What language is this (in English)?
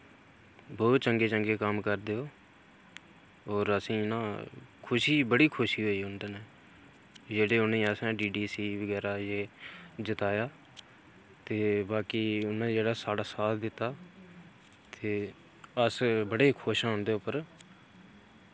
Dogri